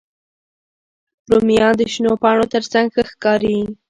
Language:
Pashto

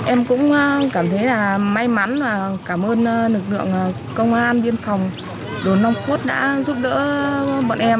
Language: Vietnamese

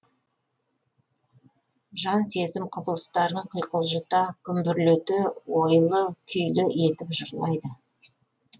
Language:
Kazakh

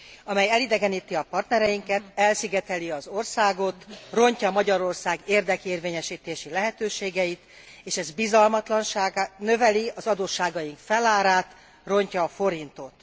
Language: Hungarian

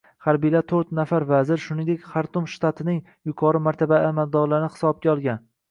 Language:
Uzbek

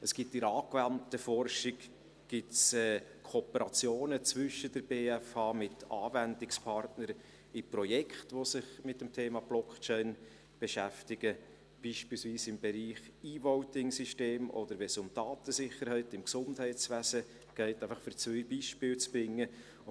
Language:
Swiss German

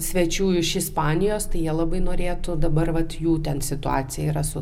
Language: Lithuanian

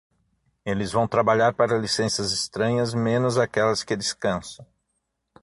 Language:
Portuguese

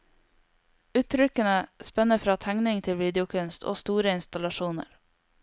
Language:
Norwegian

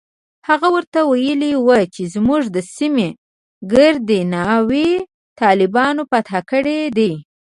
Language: Pashto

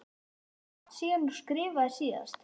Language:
Icelandic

